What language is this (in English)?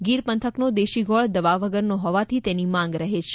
Gujarati